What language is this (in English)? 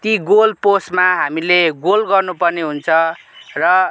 Nepali